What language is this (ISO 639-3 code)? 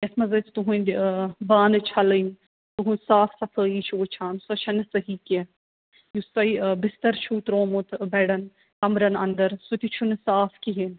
kas